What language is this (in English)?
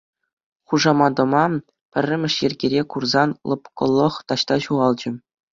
Chuvash